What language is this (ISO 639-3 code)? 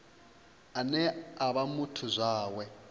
ven